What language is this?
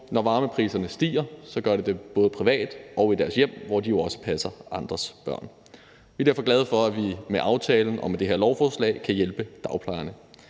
Danish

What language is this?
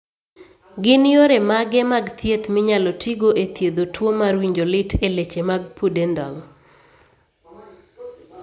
Luo (Kenya and Tanzania)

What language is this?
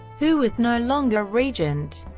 English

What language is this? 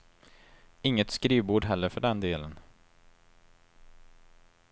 Swedish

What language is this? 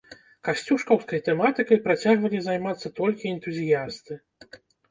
Belarusian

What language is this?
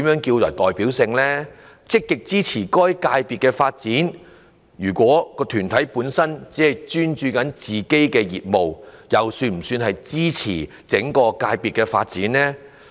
Cantonese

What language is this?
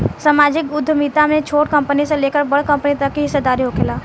Bhojpuri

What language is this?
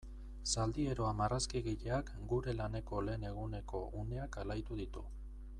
Basque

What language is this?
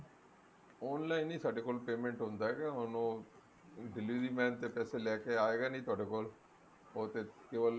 Punjabi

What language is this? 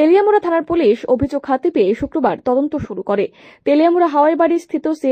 Romanian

